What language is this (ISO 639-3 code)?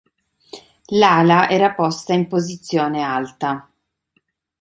ita